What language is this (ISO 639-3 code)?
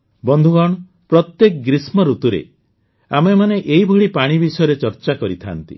ori